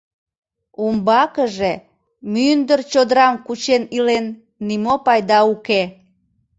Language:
Mari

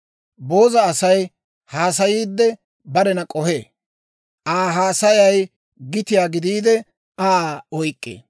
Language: Dawro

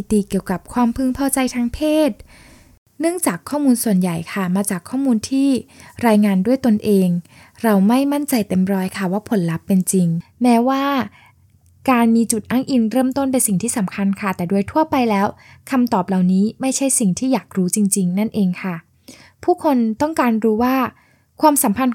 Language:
Thai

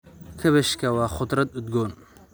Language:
Somali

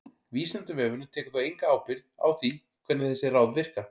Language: Icelandic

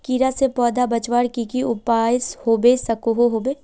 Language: Magahi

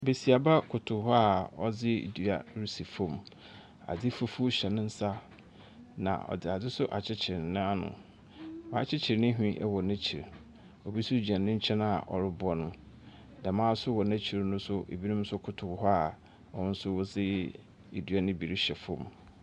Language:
Akan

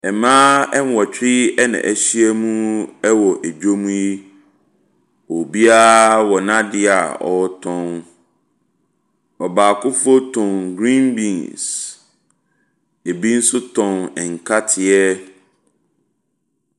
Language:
Akan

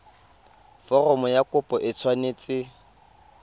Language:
Tswana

